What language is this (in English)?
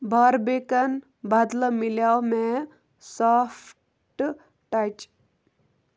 Kashmiri